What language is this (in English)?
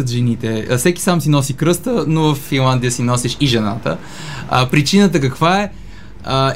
Bulgarian